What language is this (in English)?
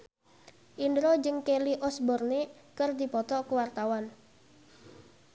Sundanese